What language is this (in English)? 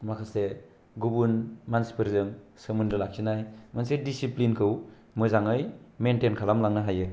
Bodo